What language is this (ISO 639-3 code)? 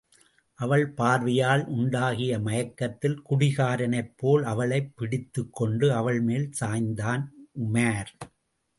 tam